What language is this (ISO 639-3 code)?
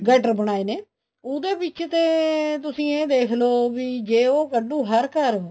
pan